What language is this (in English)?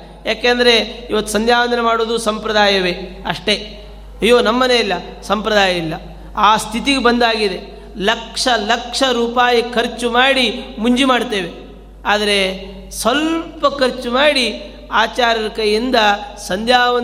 Kannada